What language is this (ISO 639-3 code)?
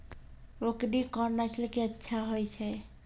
mai